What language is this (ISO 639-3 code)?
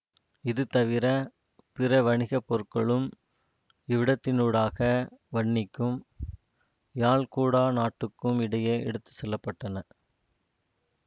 tam